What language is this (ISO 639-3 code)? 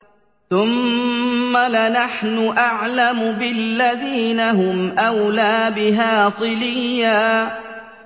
ara